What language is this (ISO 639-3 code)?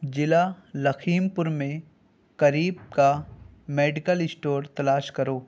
urd